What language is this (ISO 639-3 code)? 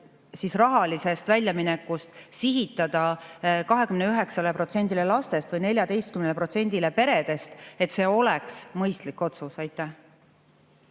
est